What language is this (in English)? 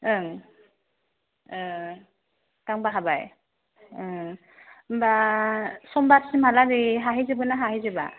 Bodo